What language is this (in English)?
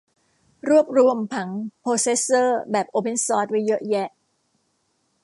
Thai